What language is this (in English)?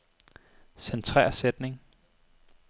Danish